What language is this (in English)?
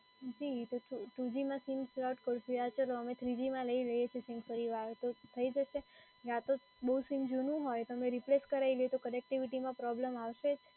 Gujarati